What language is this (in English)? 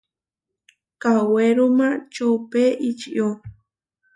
Huarijio